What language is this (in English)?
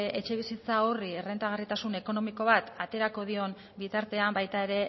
Basque